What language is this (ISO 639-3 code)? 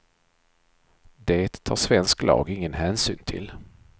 swe